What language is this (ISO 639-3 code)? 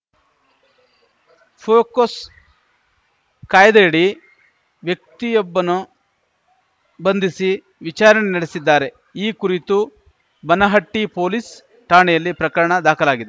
kan